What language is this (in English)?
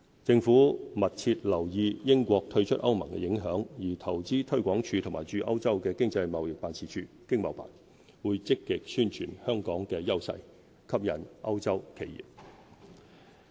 Cantonese